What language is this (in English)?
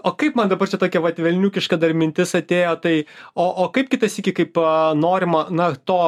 Lithuanian